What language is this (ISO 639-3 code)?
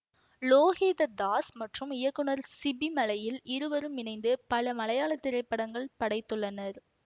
tam